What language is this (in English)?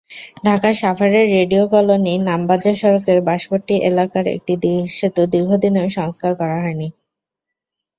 Bangla